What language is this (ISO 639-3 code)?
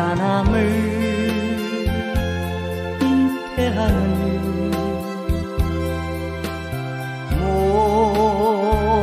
kor